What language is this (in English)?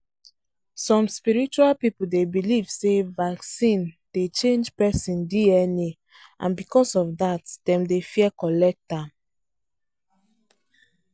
Nigerian Pidgin